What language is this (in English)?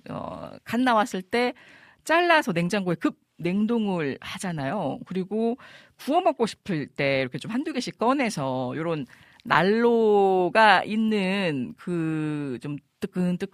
Korean